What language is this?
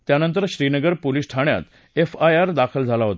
Marathi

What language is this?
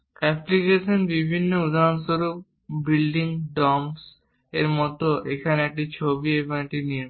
Bangla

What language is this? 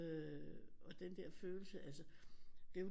Danish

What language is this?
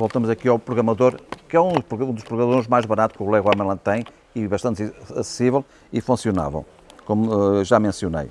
Portuguese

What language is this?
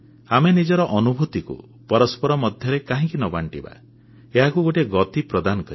Odia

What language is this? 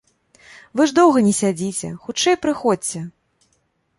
Belarusian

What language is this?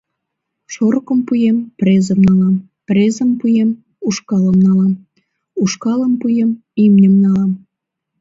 Mari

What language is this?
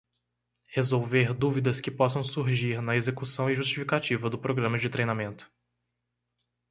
Portuguese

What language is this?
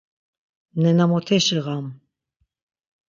Laz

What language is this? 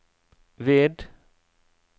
Norwegian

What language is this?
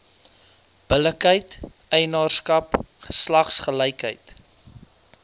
Afrikaans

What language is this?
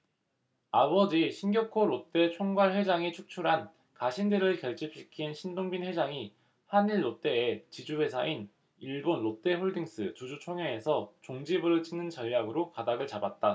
Korean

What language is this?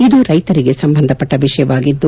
Kannada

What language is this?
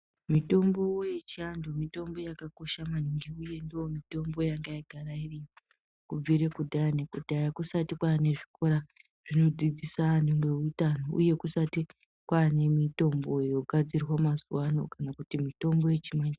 Ndau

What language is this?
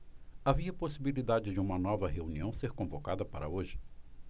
Portuguese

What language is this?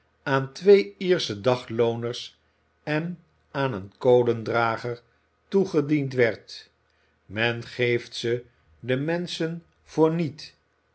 Dutch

